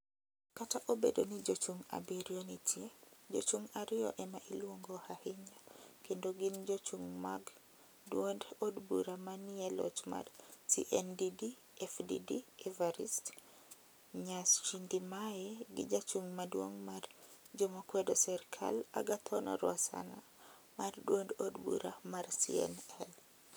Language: Luo (Kenya and Tanzania)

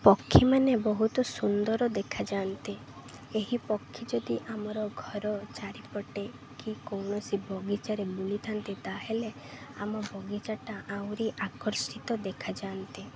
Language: Odia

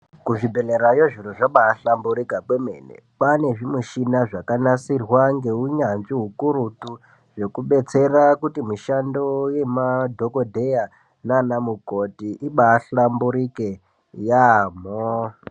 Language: Ndau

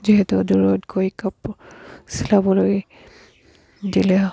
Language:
Assamese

